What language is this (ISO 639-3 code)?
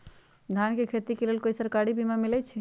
mag